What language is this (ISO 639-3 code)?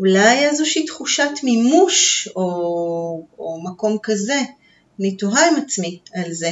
heb